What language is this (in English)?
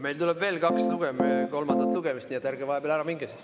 Estonian